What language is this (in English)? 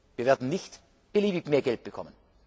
German